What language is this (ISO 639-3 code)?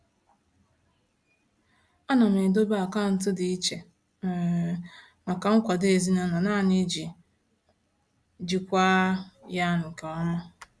ibo